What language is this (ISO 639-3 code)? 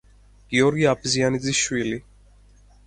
kat